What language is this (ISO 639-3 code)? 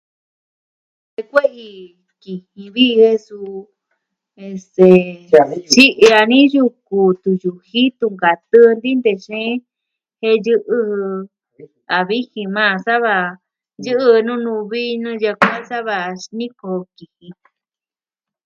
meh